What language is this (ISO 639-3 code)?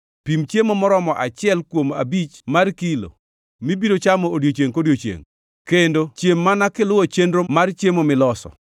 luo